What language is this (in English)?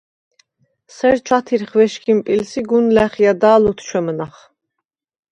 Svan